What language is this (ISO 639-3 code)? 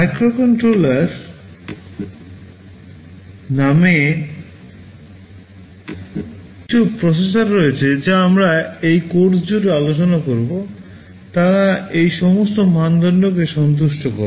ben